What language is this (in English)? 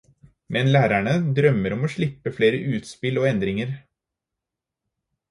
Norwegian Bokmål